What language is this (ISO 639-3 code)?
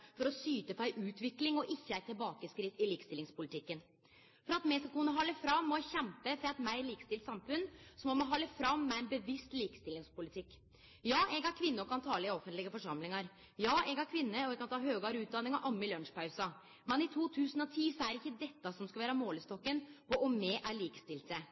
nno